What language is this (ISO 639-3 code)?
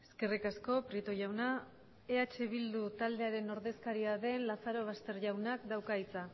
eus